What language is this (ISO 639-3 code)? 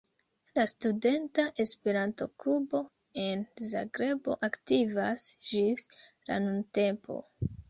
epo